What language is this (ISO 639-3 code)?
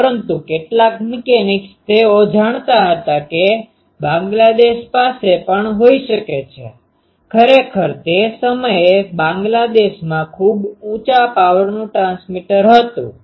guj